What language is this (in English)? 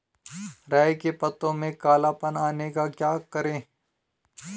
Hindi